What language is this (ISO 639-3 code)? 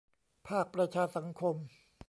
tha